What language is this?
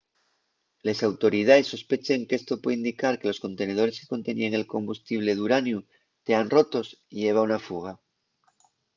Asturian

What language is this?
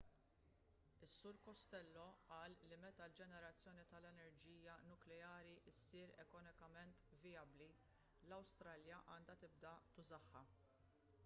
Maltese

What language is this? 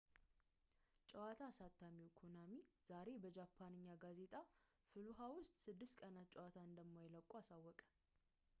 Amharic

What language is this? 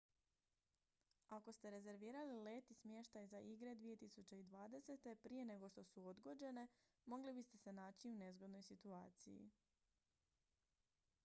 Croatian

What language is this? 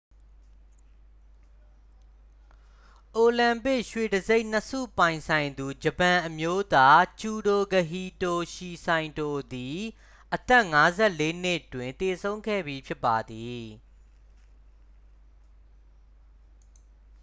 Burmese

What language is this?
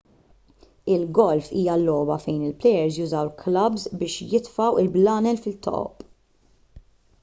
Maltese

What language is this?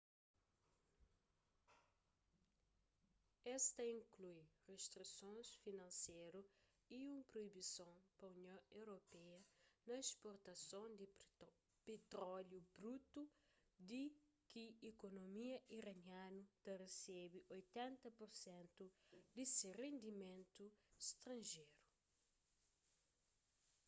Kabuverdianu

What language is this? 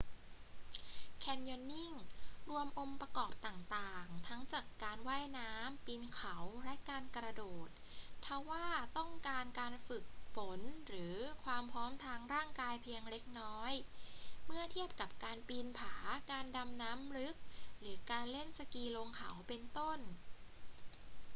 Thai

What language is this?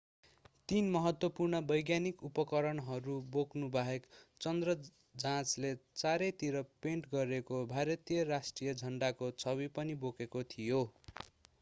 Nepali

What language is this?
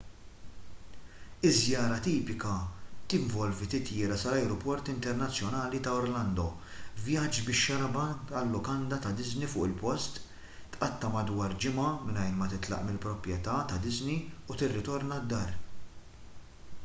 Maltese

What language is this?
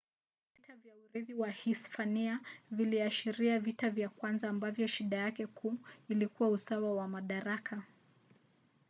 Swahili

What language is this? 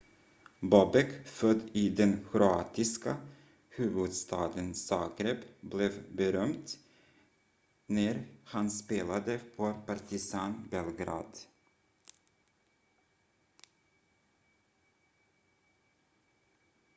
Swedish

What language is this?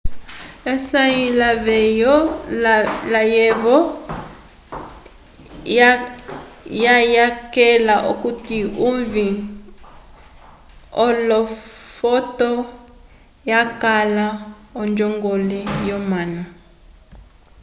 Umbundu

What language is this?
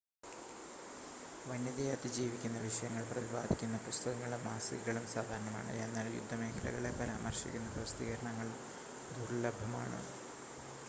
Malayalam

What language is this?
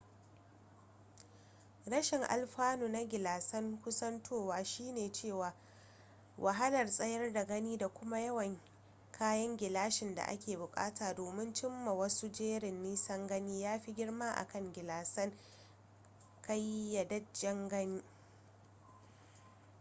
Hausa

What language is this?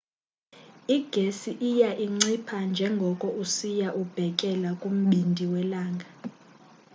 Xhosa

